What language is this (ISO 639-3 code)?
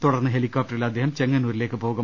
mal